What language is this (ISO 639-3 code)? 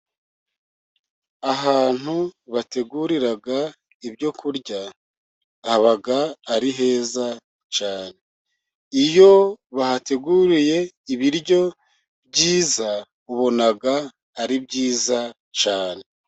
kin